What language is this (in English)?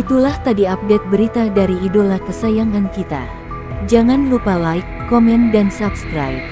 Indonesian